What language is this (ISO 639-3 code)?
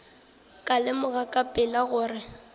nso